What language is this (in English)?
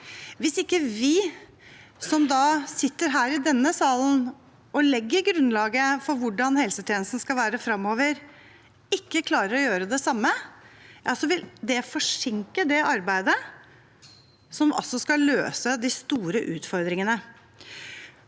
Norwegian